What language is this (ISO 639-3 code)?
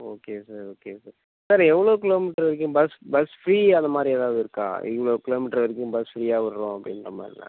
tam